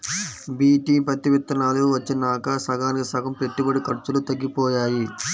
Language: Telugu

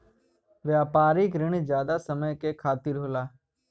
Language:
Bhojpuri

